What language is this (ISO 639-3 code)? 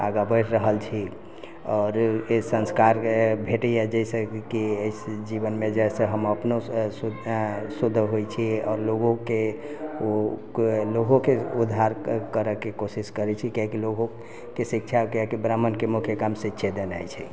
mai